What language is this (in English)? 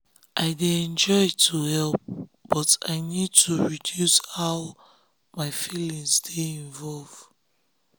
Nigerian Pidgin